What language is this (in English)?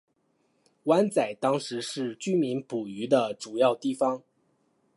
Chinese